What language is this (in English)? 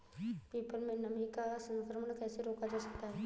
Hindi